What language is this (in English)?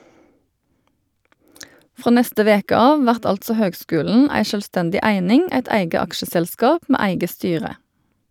Norwegian